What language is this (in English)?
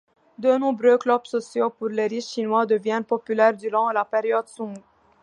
French